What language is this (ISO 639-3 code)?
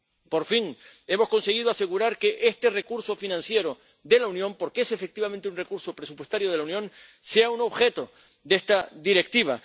spa